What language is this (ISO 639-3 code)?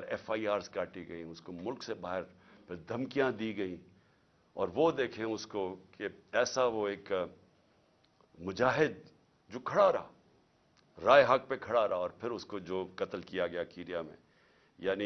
urd